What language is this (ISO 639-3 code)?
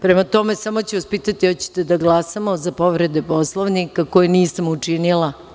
srp